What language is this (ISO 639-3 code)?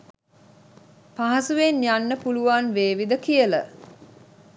sin